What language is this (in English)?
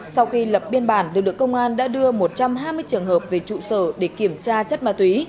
Vietnamese